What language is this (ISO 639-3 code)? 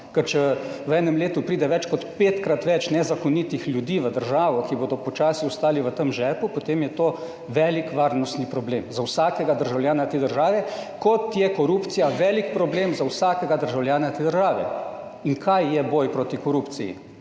slv